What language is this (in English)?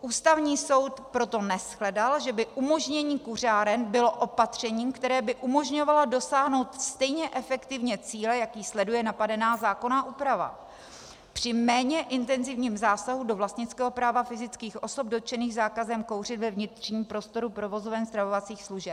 Czech